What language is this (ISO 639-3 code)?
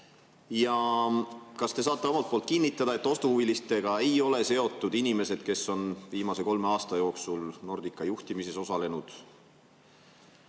est